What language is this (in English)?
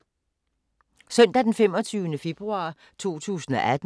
Danish